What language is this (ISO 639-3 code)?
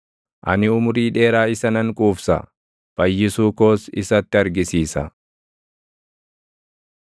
orm